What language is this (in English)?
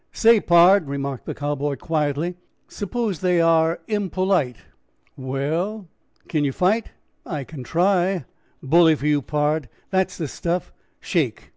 English